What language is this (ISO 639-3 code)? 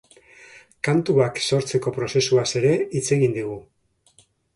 eus